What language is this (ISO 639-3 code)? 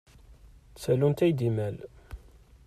kab